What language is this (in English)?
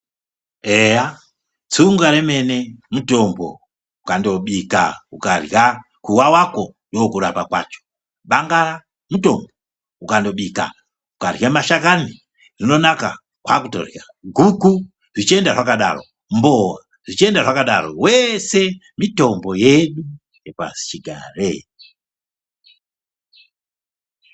Ndau